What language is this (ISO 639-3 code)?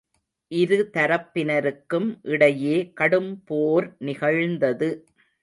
tam